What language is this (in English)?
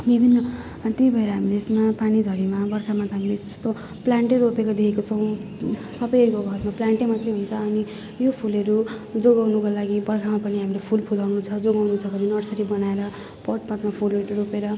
Nepali